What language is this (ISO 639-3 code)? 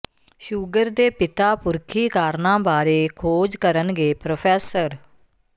pan